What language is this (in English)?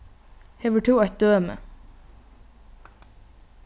Faroese